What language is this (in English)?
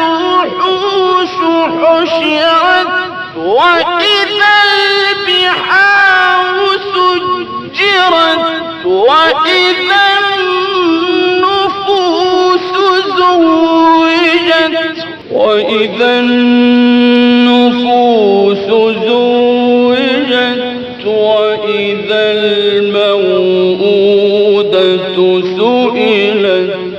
Arabic